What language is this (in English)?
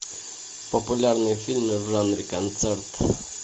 Russian